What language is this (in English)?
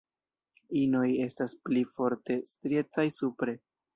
Esperanto